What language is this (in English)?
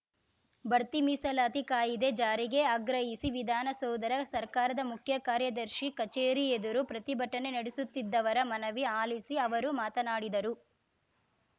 Kannada